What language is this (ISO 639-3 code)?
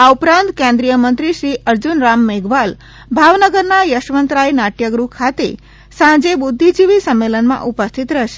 guj